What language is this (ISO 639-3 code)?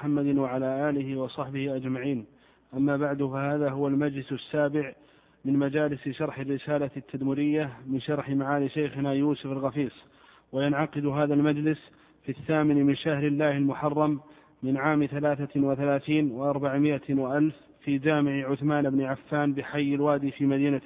ara